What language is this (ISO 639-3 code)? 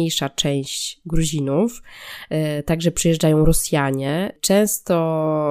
pol